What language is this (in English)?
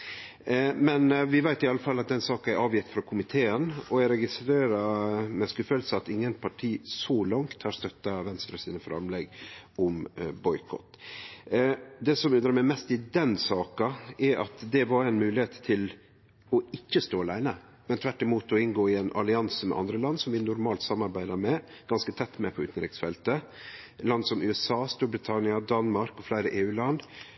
Norwegian Nynorsk